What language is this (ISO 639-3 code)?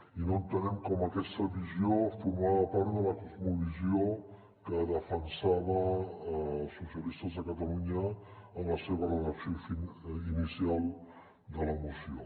cat